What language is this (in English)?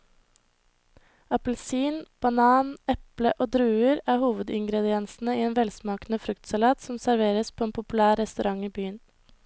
Norwegian